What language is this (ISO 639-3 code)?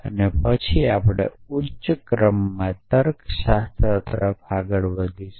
guj